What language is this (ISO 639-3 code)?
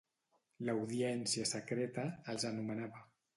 cat